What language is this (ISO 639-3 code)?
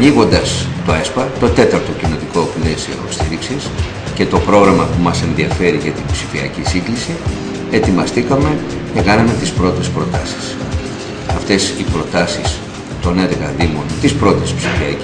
ell